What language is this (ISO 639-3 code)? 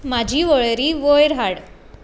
kok